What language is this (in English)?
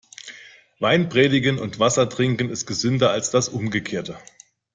German